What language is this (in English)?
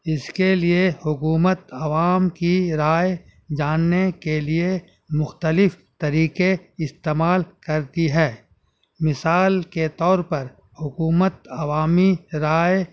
Urdu